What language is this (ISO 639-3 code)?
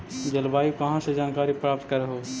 mag